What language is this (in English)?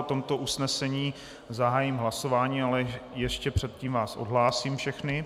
Czech